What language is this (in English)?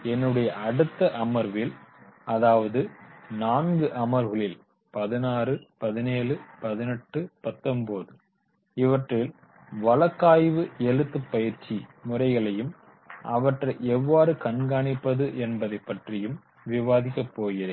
Tamil